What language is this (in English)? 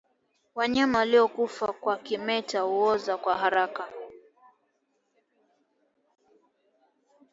Swahili